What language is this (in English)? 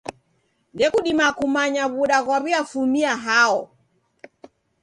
Taita